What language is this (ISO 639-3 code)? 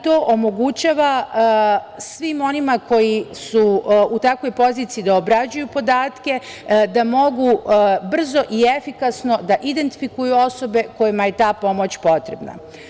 srp